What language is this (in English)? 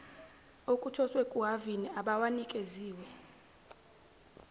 Zulu